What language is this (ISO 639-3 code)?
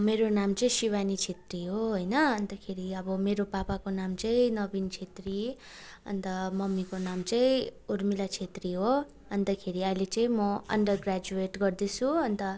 nep